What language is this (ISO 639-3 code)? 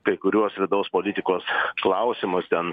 lit